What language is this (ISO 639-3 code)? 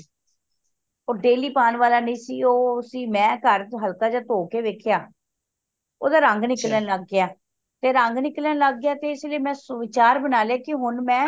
pan